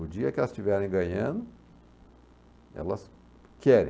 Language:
Portuguese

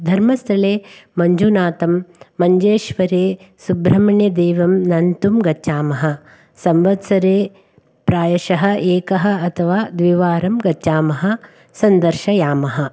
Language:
Sanskrit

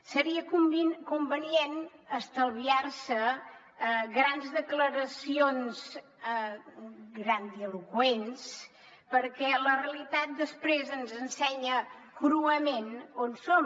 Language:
Catalan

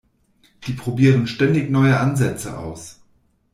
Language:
German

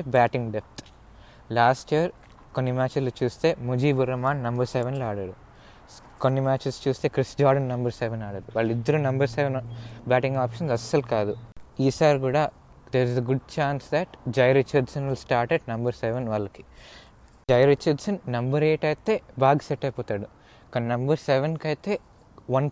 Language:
Telugu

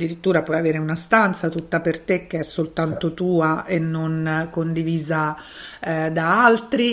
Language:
Italian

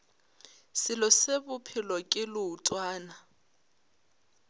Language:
Northern Sotho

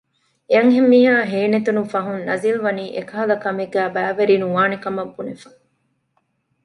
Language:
Divehi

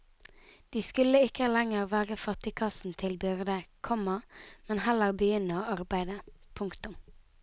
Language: Norwegian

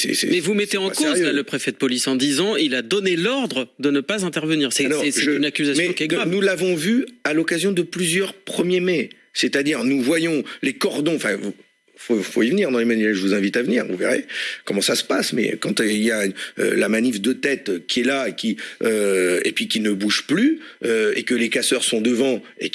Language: French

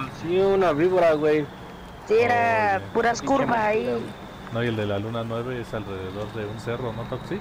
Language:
Spanish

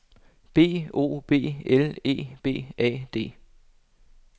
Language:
Danish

